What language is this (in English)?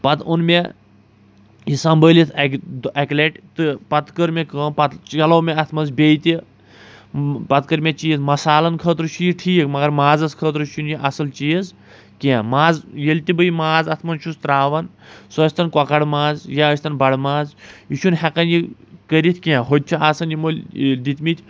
Kashmiri